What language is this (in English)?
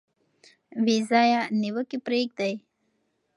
Pashto